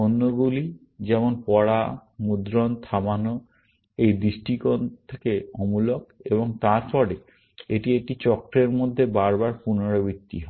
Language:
Bangla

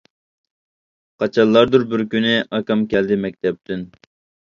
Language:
Uyghur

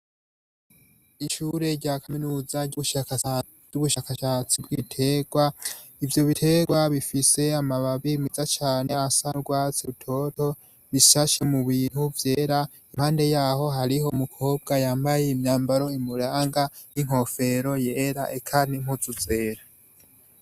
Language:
Rundi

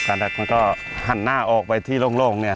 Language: Thai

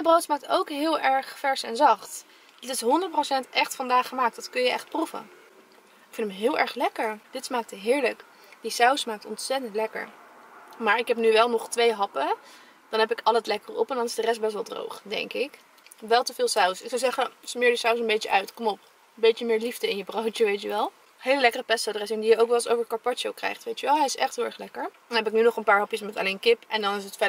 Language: Dutch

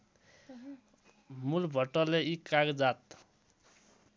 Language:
Nepali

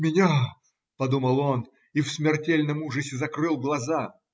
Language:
Russian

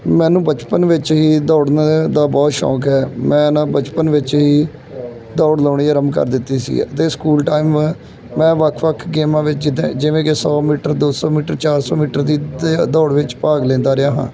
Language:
Punjabi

